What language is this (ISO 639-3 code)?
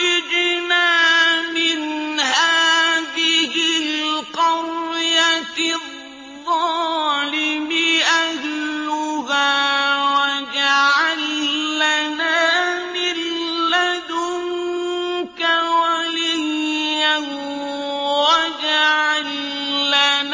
ara